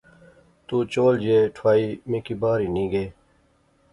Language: Pahari-Potwari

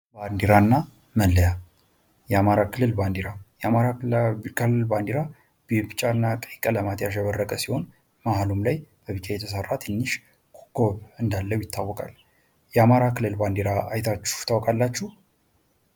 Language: Amharic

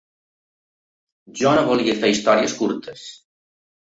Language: Catalan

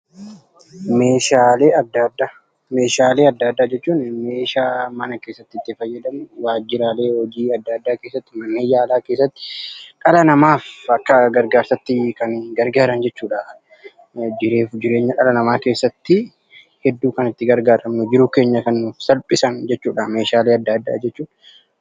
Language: Oromo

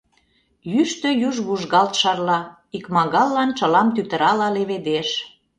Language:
Mari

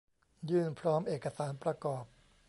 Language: Thai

